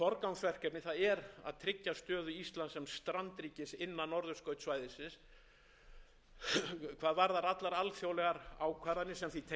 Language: Icelandic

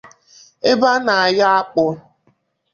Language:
Igbo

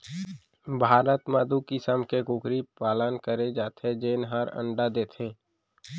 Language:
Chhattisgarhi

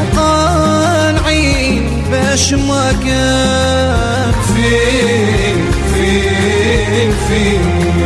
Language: Arabic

